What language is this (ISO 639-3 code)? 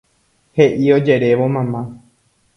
grn